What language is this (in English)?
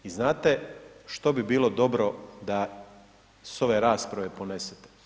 Croatian